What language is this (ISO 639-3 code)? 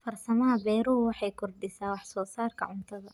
som